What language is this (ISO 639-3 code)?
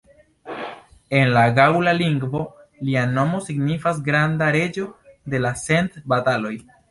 epo